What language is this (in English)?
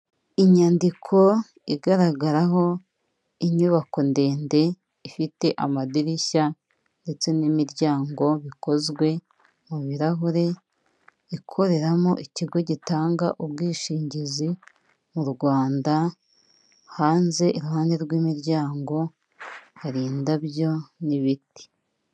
Kinyarwanda